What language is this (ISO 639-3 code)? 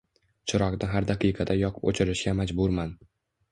uzb